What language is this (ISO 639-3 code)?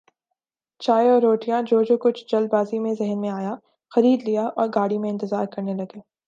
urd